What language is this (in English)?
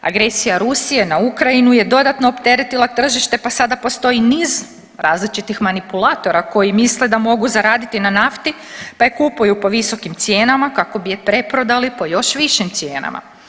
Croatian